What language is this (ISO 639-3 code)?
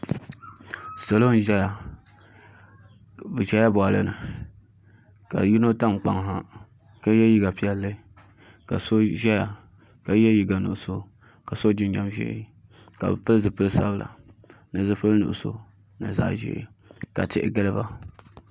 dag